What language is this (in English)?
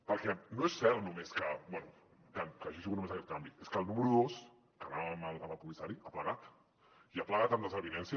Catalan